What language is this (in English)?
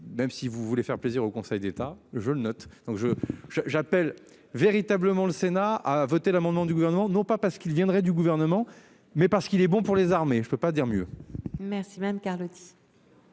French